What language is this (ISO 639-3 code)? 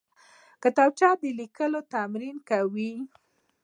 pus